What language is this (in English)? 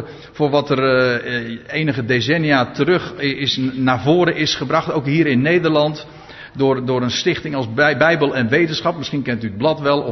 Dutch